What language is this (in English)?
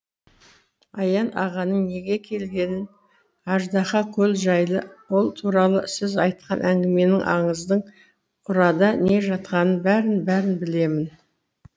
Kazakh